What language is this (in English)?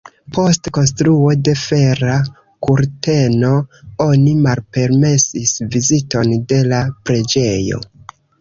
Esperanto